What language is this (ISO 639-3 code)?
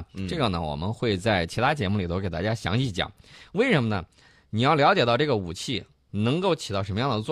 zho